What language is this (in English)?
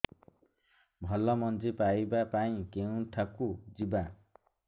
Odia